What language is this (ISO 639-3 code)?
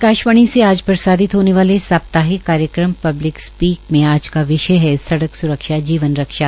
hin